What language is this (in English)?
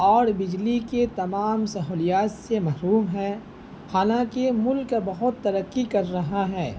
Urdu